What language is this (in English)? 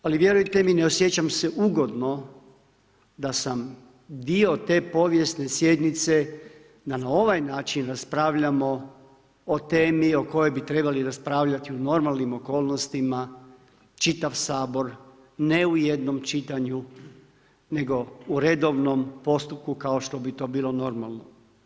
Croatian